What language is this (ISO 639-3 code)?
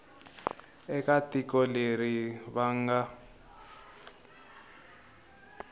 tso